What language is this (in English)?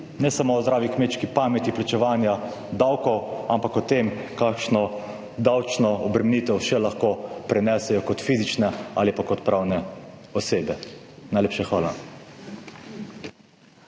Slovenian